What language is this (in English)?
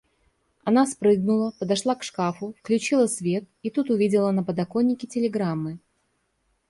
Russian